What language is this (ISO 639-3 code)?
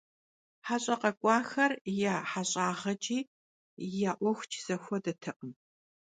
kbd